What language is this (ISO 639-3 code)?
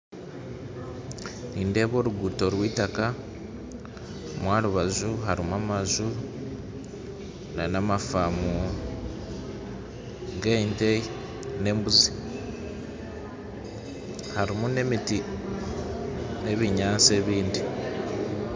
nyn